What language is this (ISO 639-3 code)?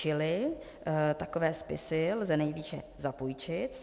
ces